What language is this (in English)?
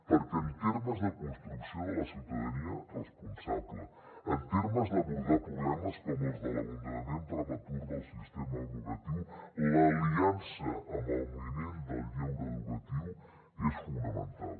Catalan